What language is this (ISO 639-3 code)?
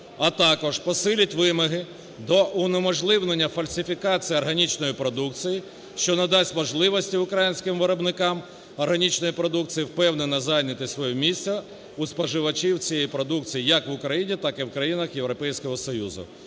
ukr